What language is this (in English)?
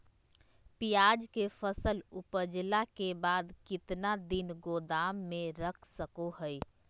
Magahi